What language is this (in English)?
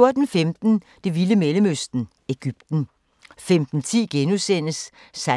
Danish